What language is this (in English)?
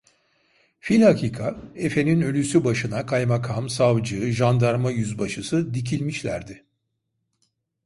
Turkish